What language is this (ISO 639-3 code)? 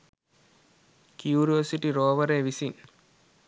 sin